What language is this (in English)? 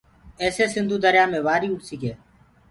Gurgula